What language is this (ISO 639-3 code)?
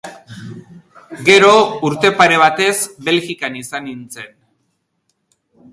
eus